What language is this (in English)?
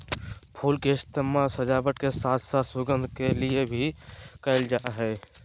Magahi